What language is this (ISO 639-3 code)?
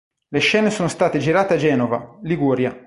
ita